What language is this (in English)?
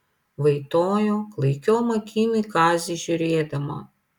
Lithuanian